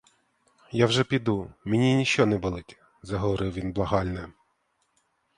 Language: Ukrainian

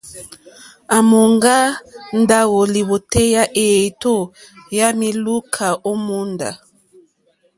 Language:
Mokpwe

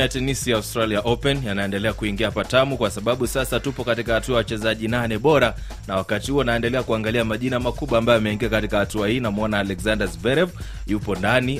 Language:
Swahili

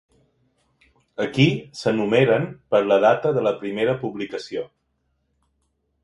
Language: Catalan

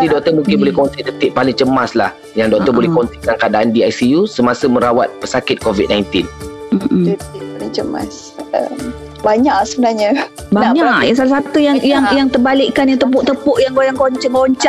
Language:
Malay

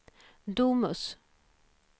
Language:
Swedish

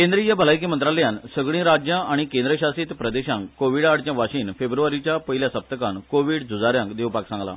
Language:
Konkani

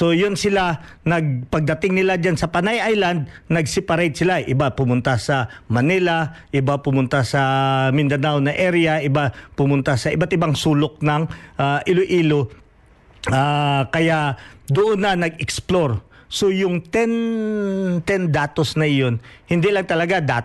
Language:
Filipino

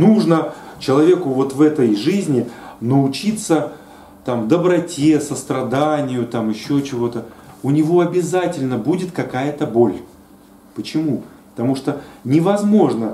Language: Russian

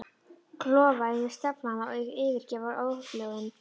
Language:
Icelandic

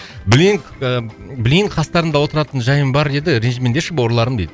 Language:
Kazakh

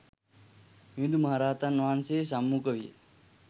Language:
Sinhala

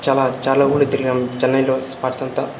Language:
Telugu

